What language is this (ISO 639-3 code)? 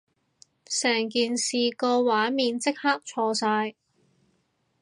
yue